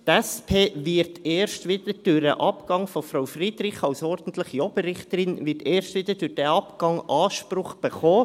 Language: Swiss German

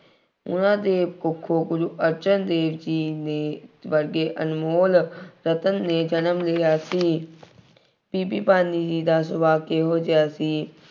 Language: Punjabi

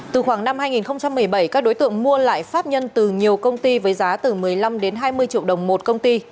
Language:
Vietnamese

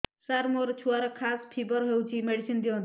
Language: Odia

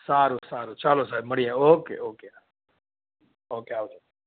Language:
Gujarati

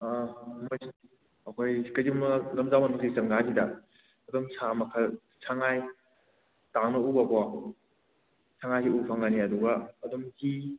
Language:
Manipuri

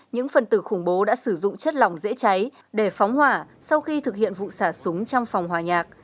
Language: Vietnamese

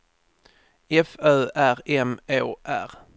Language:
Swedish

